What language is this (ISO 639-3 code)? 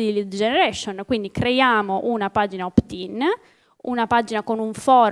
ita